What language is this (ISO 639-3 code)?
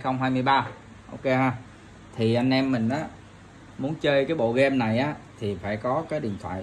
vie